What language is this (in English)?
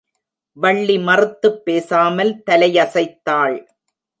Tamil